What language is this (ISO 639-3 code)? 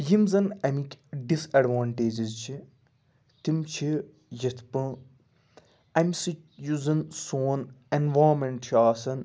kas